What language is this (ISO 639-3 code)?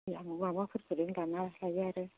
brx